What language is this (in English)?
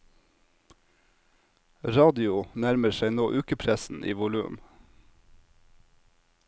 Norwegian